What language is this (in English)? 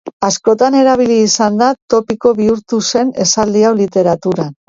Basque